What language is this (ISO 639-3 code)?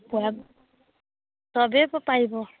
asm